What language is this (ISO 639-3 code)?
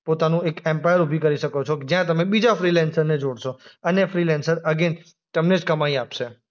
guj